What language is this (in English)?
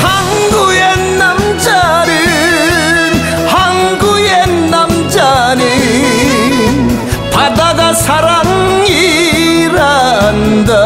Korean